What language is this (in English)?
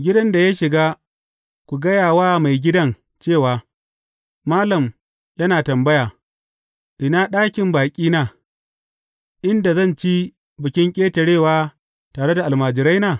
Hausa